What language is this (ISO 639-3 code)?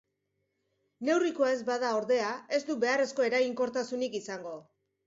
eus